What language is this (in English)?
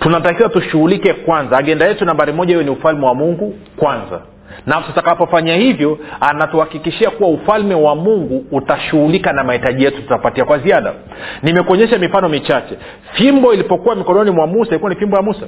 Swahili